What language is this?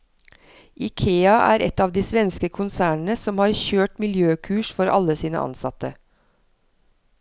Norwegian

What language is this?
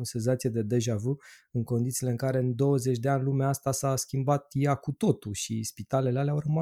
Romanian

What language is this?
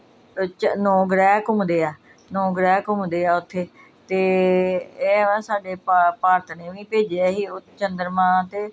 Punjabi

